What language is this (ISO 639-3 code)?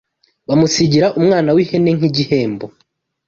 kin